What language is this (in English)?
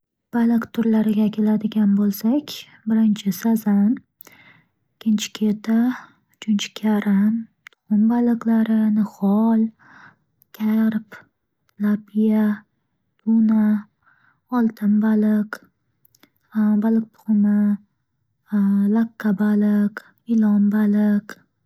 Uzbek